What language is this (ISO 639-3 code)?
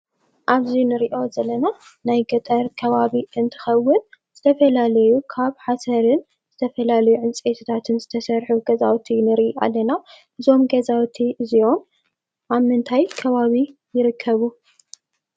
tir